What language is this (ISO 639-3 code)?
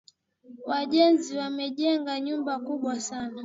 swa